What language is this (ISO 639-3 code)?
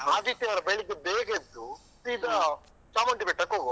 kan